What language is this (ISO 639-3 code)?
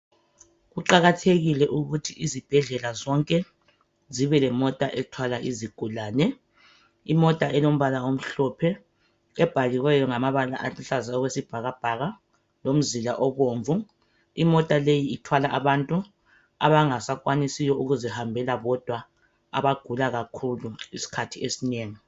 nde